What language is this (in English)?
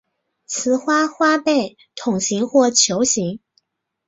Chinese